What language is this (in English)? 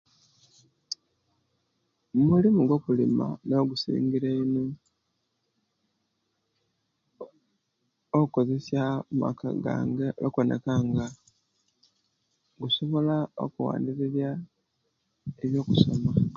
Kenyi